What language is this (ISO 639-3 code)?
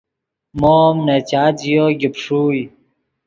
ydg